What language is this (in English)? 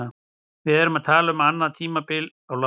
Icelandic